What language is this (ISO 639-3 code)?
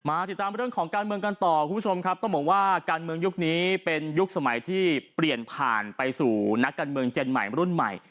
tha